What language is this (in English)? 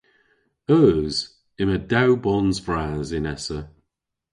Cornish